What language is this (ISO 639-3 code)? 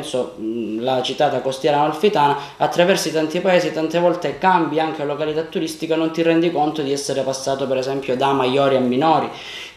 ita